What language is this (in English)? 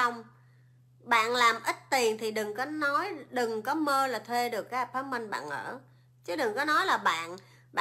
Vietnamese